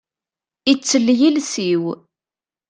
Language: Kabyle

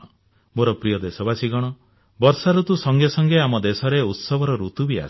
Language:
Odia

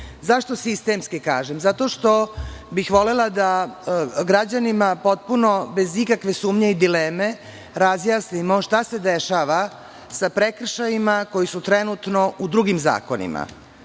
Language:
Serbian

